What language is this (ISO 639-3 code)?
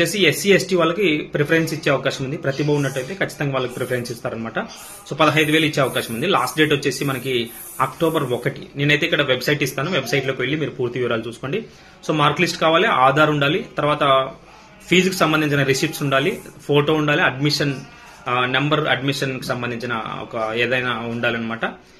tel